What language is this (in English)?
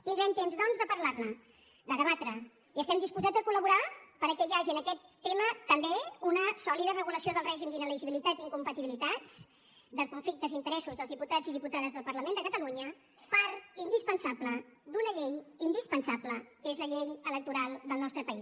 Catalan